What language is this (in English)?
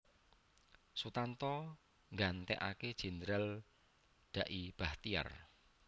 Javanese